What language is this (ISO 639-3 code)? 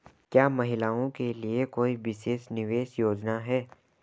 hin